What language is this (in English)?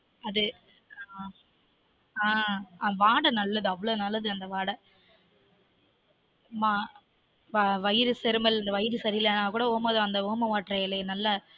Tamil